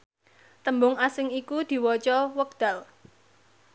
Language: Javanese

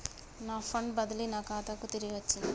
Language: Telugu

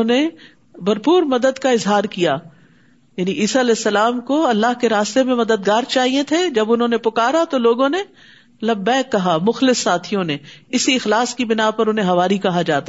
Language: Urdu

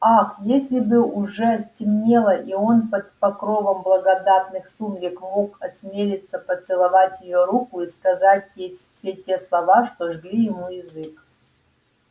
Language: Russian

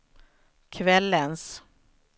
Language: Swedish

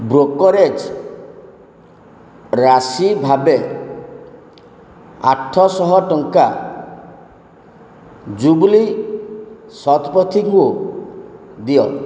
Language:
Odia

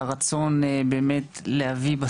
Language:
Hebrew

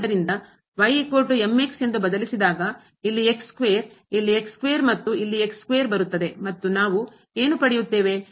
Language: Kannada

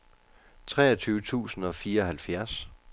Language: Danish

